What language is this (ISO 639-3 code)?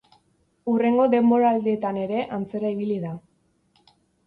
eus